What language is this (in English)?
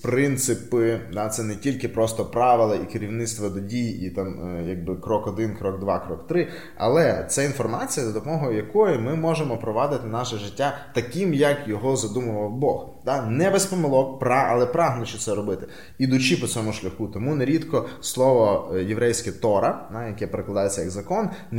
Ukrainian